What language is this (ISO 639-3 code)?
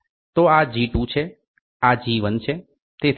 guj